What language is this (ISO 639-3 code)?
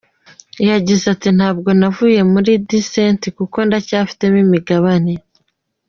kin